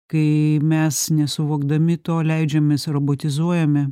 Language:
Lithuanian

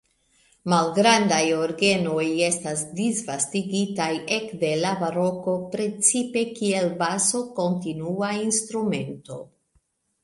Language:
Esperanto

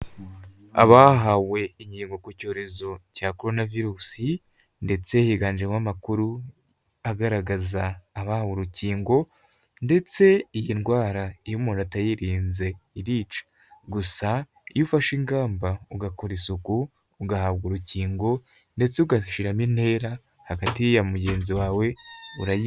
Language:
Kinyarwanda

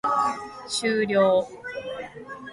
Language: Japanese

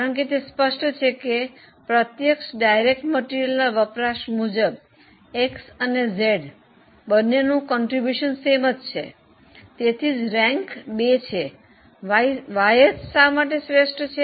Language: Gujarati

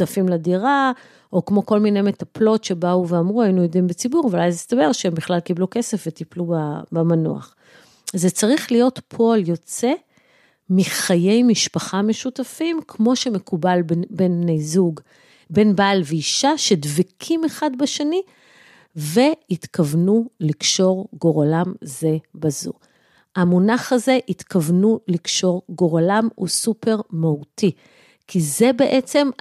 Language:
Hebrew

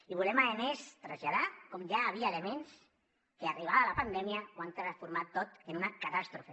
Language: Catalan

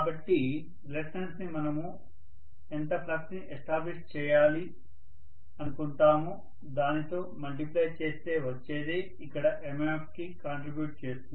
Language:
Telugu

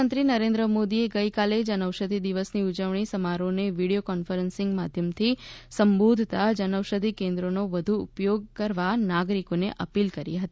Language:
Gujarati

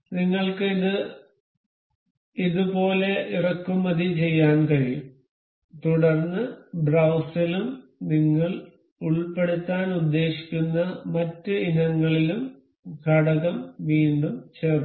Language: Malayalam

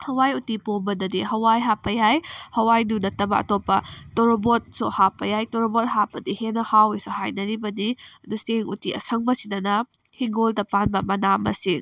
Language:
Manipuri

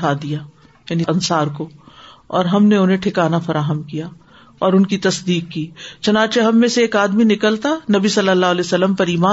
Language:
Urdu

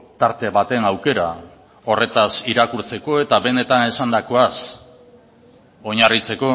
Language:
Basque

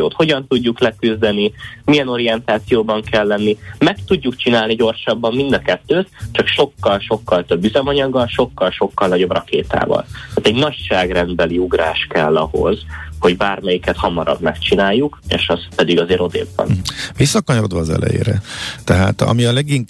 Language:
Hungarian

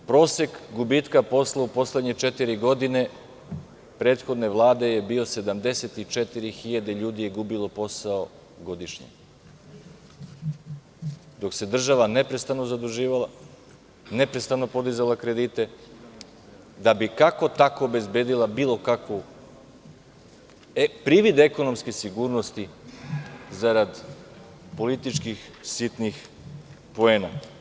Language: Serbian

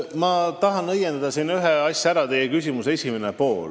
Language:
Estonian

